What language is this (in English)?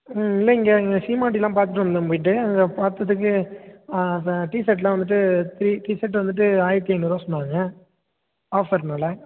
Tamil